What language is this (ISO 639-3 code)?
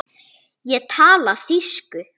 isl